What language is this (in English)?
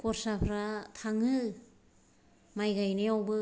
Bodo